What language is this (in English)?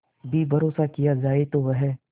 Hindi